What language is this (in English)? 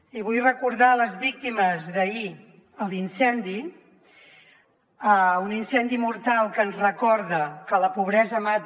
Catalan